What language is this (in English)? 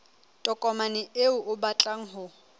Southern Sotho